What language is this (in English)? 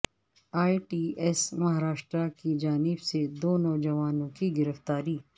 Urdu